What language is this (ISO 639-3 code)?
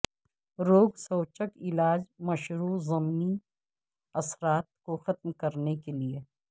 urd